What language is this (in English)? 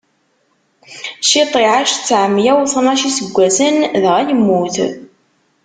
Kabyle